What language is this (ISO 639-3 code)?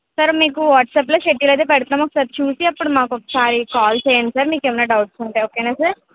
tel